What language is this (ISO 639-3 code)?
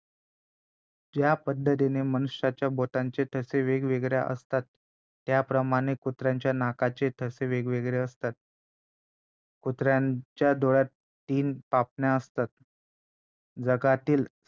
mar